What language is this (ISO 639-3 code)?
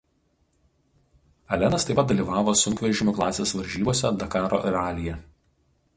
lit